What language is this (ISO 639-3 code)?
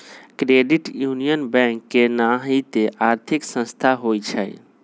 mag